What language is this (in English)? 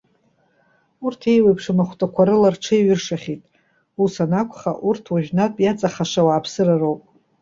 Abkhazian